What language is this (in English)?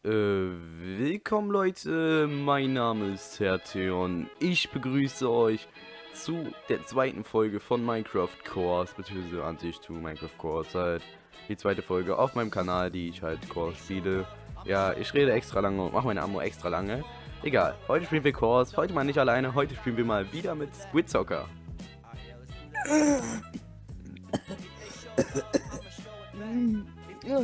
German